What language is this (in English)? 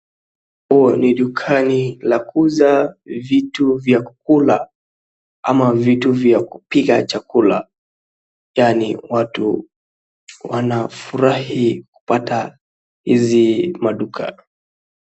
Swahili